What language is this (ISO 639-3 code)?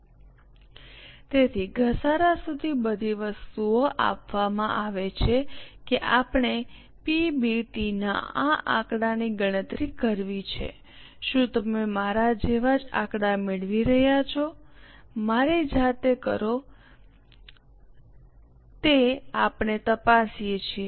guj